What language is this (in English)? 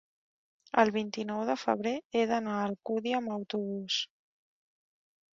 Catalan